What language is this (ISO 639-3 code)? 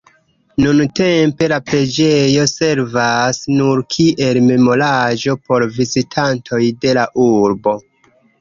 epo